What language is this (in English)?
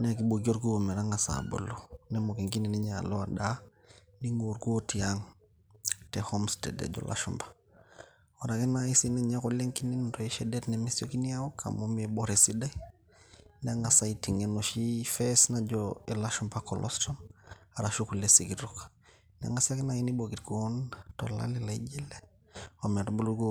Masai